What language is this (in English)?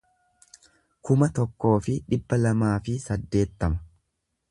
Oromo